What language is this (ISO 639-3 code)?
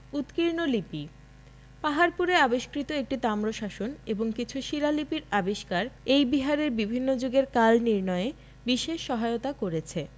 ben